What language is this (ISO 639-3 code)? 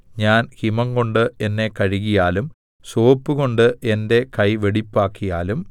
mal